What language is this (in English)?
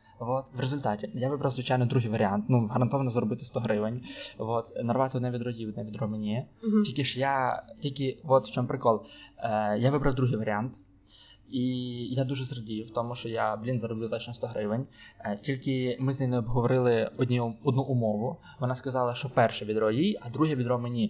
Ukrainian